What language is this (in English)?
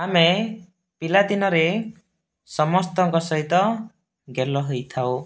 Odia